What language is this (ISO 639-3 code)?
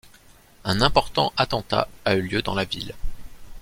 fra